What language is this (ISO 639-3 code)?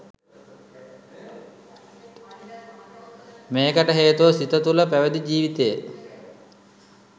sin